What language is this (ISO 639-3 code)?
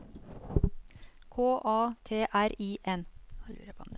nor